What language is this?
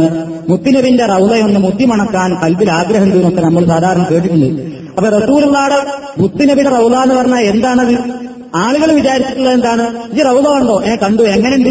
Malayalam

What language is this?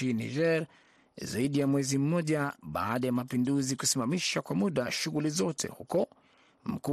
Swahili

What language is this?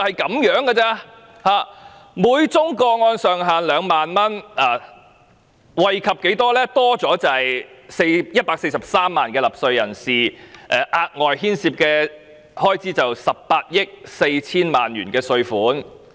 Cantonese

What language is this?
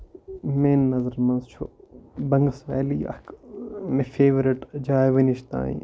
Kashmiri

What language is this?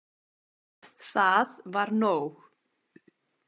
Icelandic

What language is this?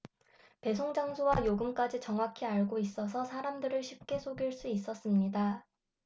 Korean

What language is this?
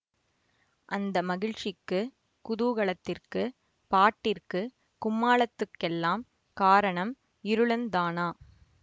Tamil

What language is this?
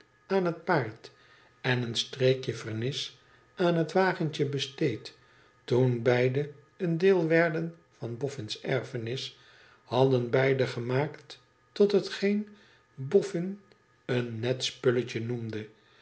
Dutch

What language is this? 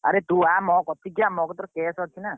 Odia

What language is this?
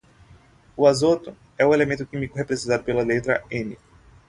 Portuguese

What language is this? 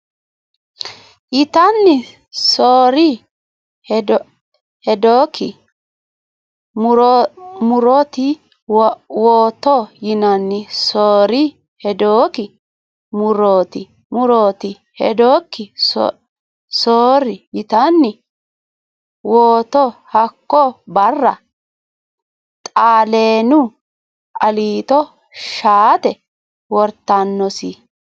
Sidamo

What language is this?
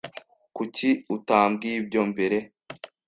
Kinyarwanda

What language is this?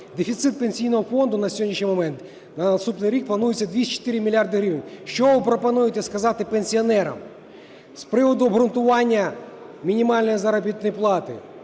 Ukrainian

